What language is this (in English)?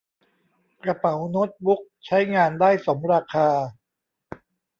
Thai